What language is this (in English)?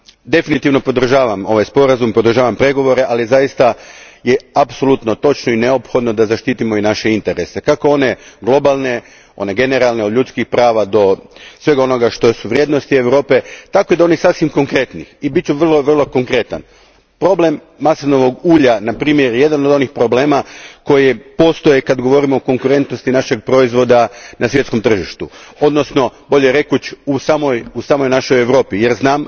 Croatian